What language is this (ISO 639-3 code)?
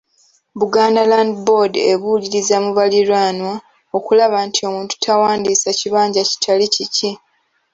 lug